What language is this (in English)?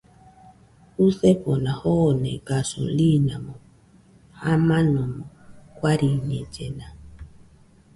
Nüpode Huitoto